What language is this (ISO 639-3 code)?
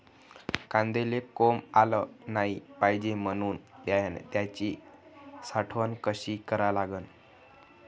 mar